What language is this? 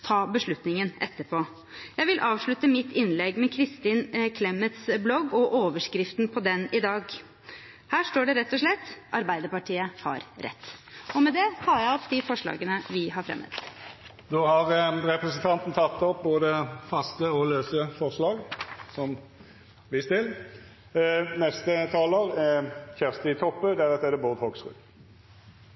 Norwegian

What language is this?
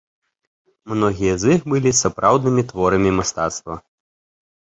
Belarusian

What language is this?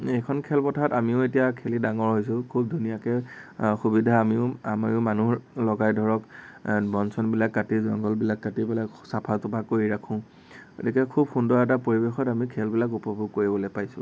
Assamese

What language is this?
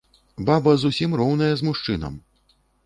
Belarusian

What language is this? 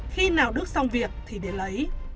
Vietnamese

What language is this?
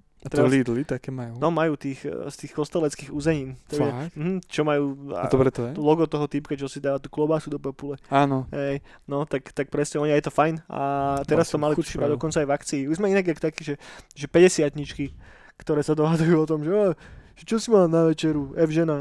Slovak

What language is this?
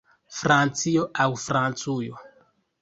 Esperanto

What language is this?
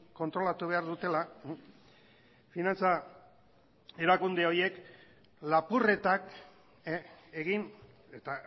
Basque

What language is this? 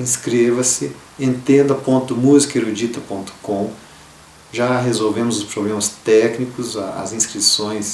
Portuguese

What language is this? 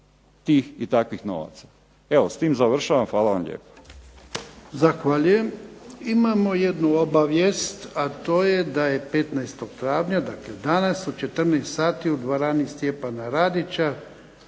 Croatian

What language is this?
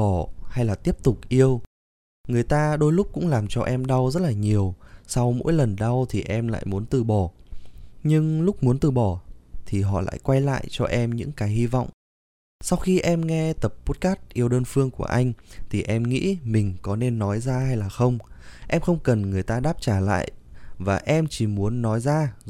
Vietnamese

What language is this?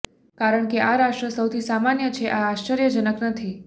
Gujarati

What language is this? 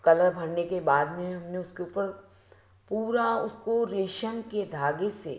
Hindi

